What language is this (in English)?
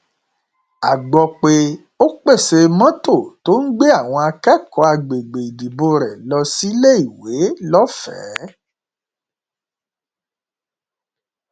Yoruba